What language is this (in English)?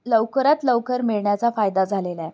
Marathi